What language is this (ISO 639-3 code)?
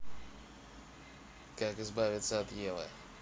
rus